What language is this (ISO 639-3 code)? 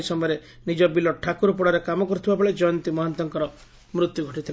ori